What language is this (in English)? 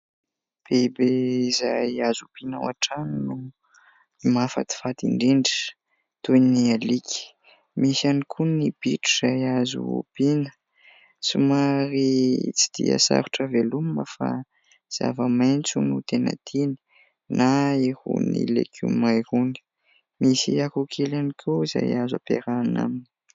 Malagasy